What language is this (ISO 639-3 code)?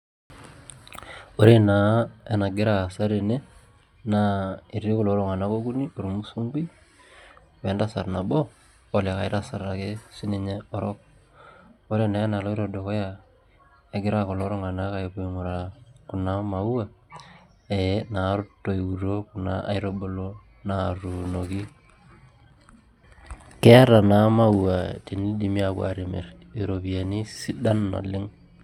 mas